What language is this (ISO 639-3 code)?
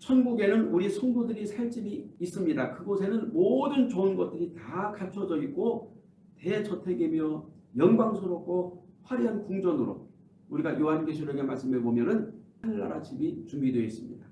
kor